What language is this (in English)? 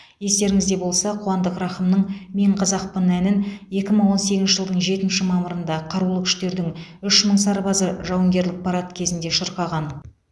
Kazakh